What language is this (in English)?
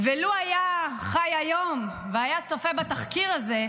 Hebrew